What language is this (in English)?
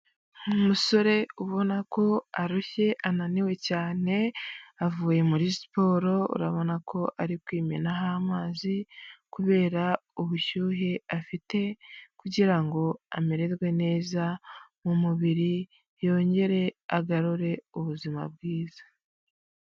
Kinyarwanda